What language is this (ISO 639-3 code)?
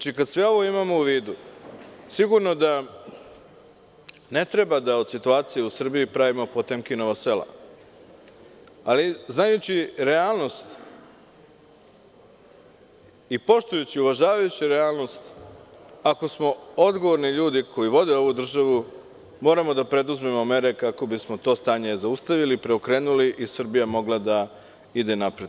srp